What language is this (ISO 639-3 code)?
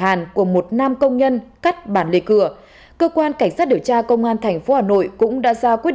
vie